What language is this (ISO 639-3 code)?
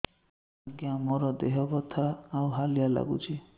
ori